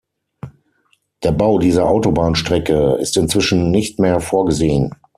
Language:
German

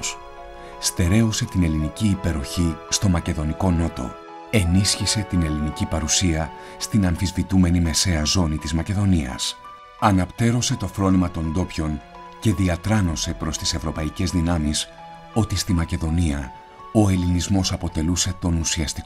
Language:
Greek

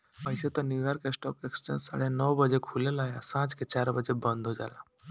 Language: Bhojpuri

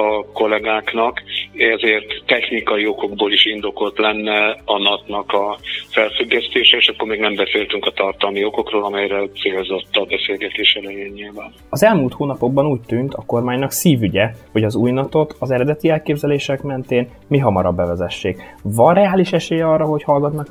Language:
Hungarian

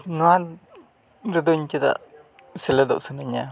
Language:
Santali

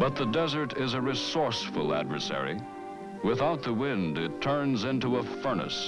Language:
English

